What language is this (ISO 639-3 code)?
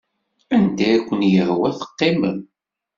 kab